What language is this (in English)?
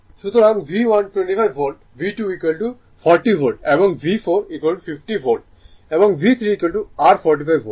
Bangla